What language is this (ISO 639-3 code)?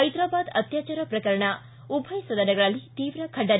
kan